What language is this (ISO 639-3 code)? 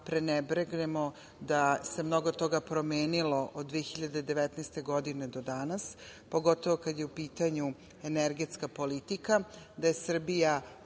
srp